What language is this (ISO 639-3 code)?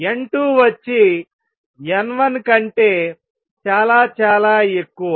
tel